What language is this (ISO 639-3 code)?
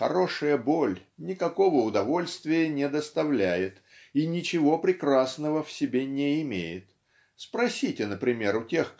rus